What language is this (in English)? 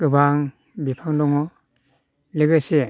Bodo